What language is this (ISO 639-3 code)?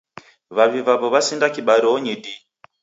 dav